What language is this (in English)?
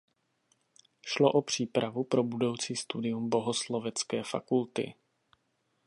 Czech